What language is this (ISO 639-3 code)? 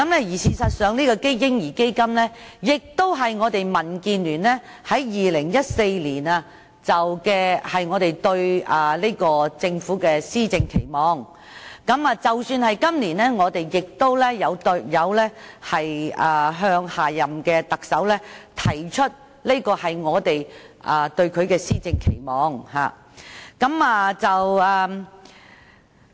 yue